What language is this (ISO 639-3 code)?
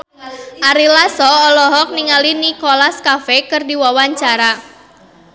sun